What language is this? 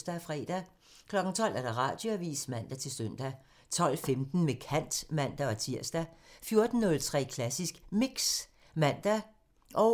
Danish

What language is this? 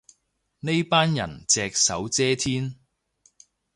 Cantonese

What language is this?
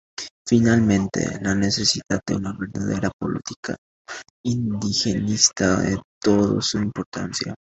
Spanish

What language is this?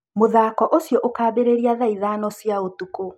Kikuyu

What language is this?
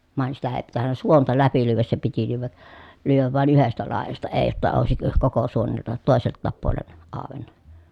Finnish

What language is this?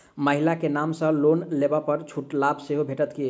Maithili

